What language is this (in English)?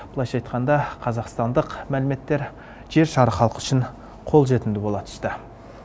Kazakh